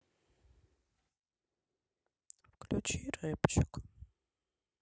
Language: Russian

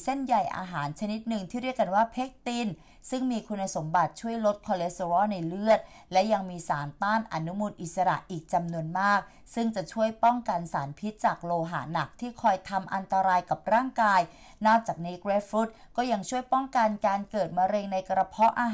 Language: Thai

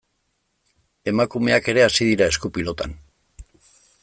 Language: Basque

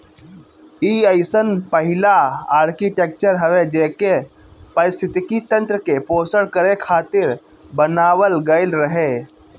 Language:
Bhojpuri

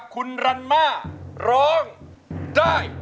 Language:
Thai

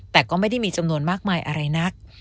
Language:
Thai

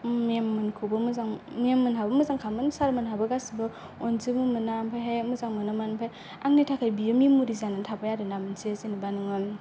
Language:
Bodo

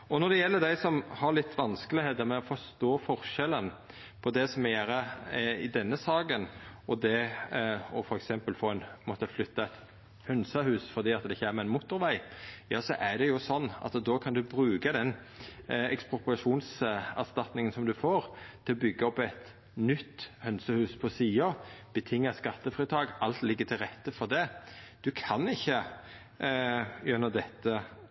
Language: Norwegian Nynorsk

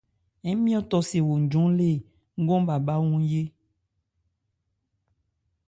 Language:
Ebrié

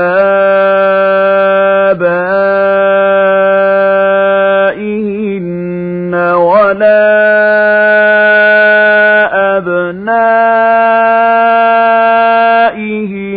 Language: Arabic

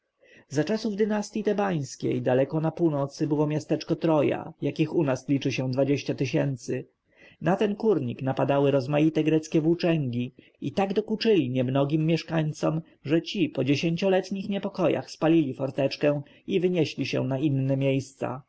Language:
Polish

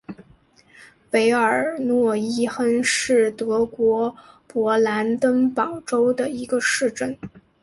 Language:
Chinese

